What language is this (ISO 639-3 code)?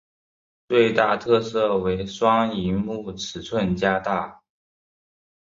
zho